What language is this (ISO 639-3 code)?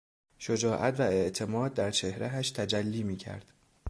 fas